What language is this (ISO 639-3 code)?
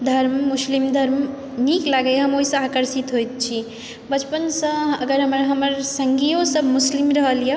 mai